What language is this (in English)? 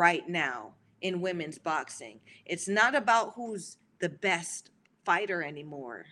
English